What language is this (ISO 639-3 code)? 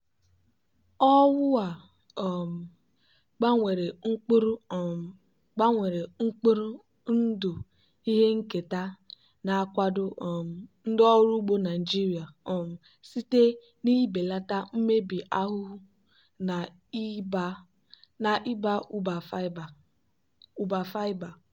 ibo